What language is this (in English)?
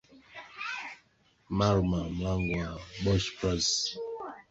Swahili